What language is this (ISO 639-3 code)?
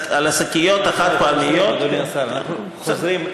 heb